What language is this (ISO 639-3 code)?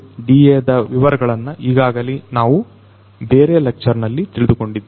kan